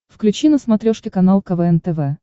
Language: Russian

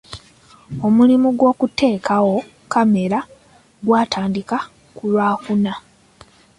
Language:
Ganda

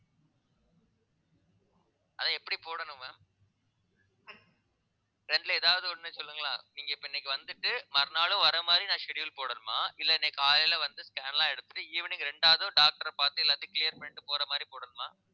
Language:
Tamil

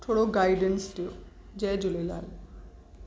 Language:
Sindhi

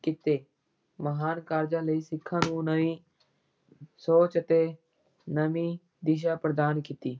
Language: Punjabi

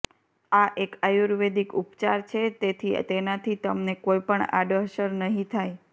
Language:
Gujarati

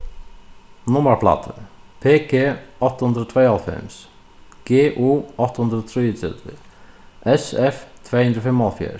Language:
Faroese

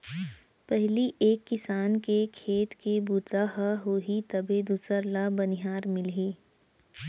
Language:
Chhattisgarhi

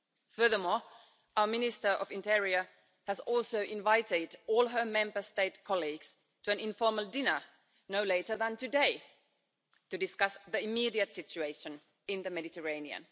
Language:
English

